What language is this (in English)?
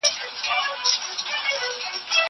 Pashto